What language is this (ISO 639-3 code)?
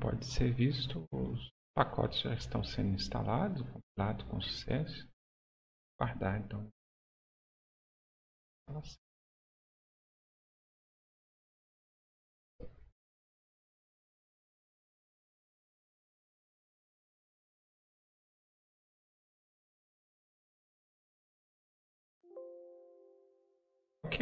por